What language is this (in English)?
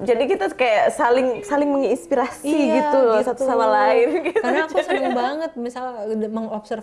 Indonesian